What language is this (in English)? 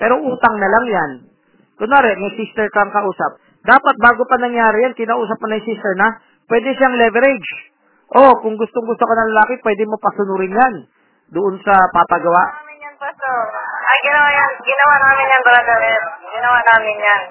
Filipino